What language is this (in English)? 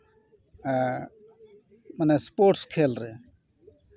Santali